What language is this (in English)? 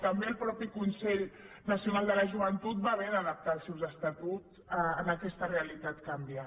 Catalan